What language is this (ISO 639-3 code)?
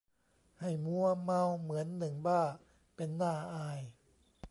tha